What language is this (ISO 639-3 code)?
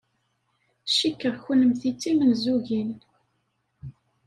kab